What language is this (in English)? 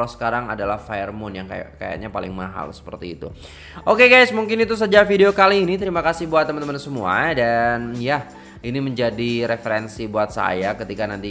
Indonesian